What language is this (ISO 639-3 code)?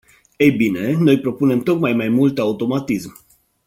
ron